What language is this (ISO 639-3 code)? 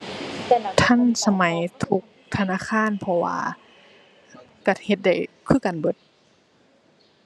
tha